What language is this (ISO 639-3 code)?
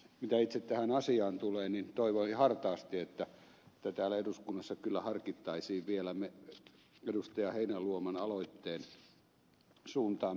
fin